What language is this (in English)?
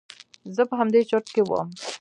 Pashto